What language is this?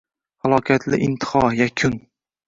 Uzbek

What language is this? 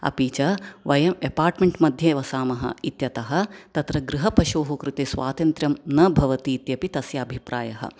Sanskrit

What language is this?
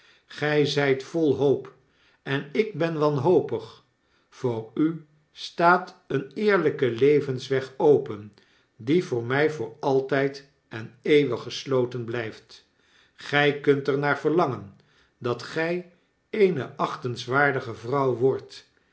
Dutch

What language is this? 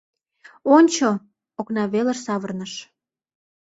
Mari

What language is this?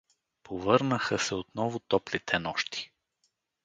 Bulgarian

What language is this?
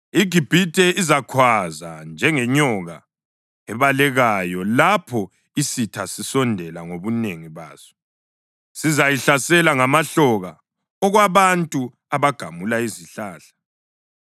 North Ndebele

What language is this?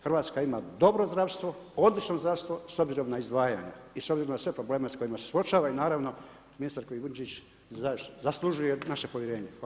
Croatian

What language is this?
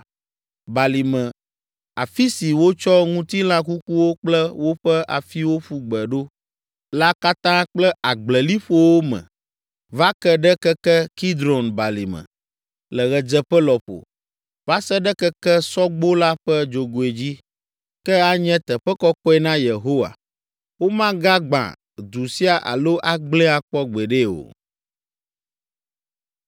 Ewe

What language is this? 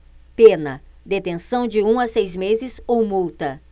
Portuguese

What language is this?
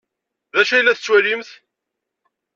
Kabyle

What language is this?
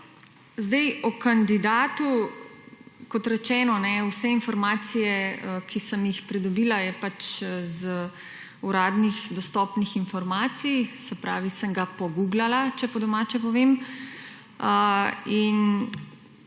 Slovenian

